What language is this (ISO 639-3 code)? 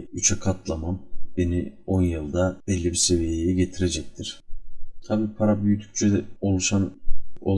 tur